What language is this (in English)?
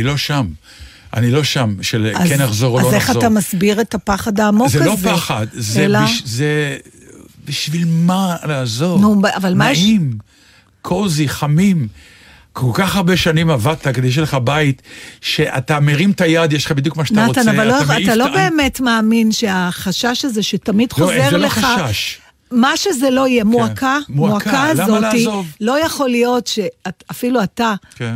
Hebrew